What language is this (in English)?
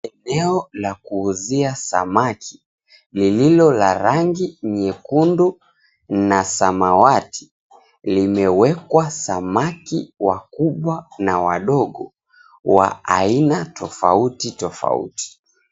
Swahili